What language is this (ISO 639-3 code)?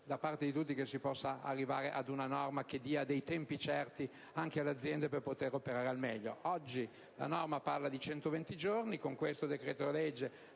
ita